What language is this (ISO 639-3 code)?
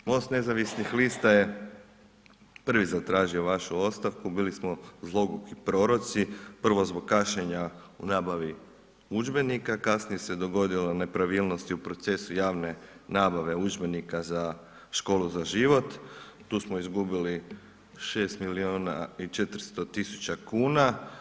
hrv